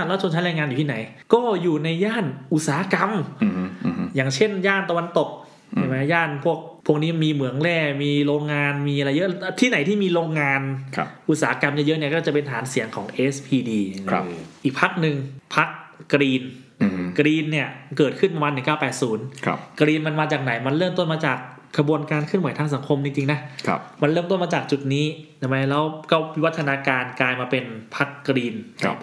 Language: Thai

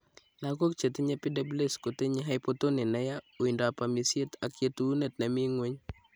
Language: Kalenjin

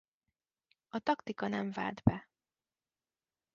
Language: Hungarian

